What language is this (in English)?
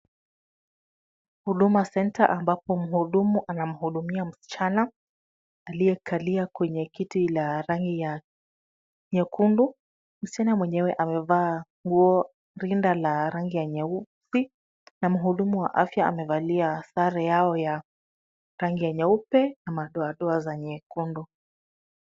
Swahili